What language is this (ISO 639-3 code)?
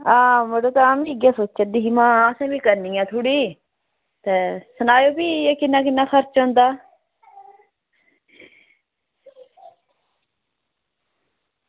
doi